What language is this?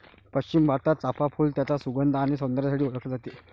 Marathi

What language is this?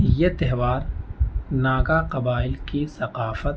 Urdu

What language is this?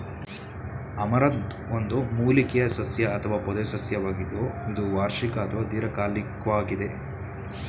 Kannada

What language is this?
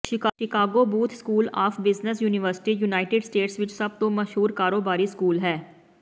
Punjabi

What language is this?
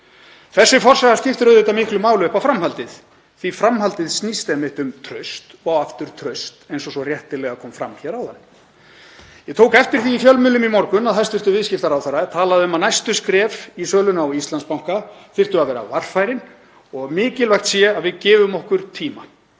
Icelandic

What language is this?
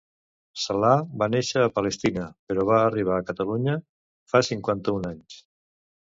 Catalan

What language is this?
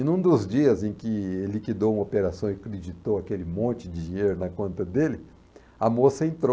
Portuguese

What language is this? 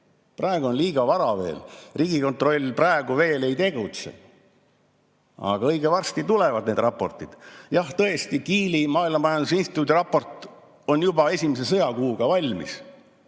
Estonian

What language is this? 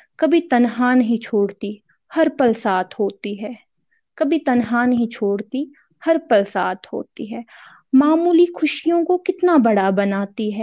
Urdu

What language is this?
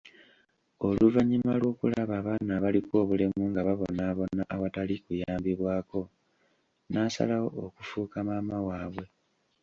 Ganda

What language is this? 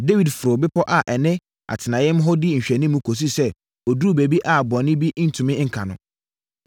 Akan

